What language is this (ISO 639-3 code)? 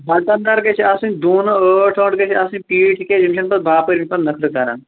kas